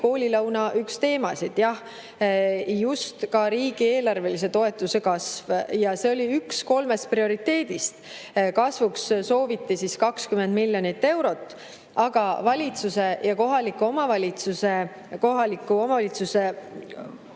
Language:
Estonian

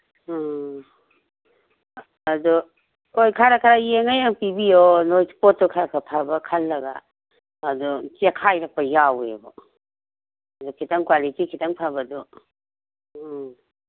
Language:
Manipuri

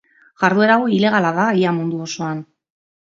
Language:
Basque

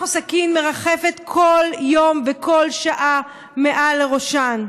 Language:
Hebrew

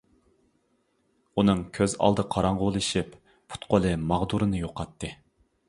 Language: Uyghur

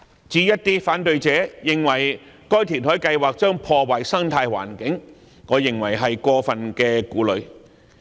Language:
Cantonese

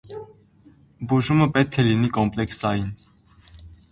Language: Armenian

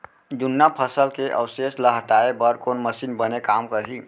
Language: Chhattisgarhi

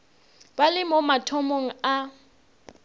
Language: Northern Sotho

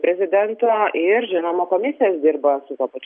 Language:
Lithuanian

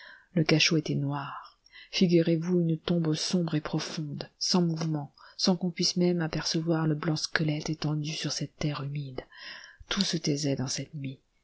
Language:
French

